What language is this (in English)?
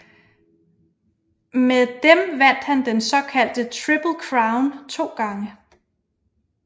Danish